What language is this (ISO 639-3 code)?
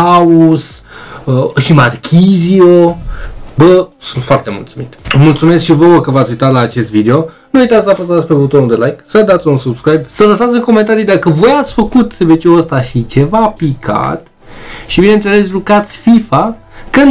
ron